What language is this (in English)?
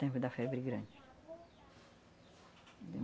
Portuguese